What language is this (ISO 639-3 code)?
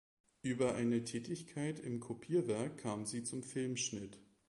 deu